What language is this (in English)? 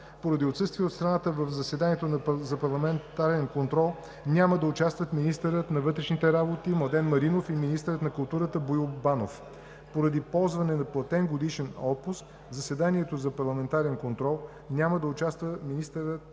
Bulgarian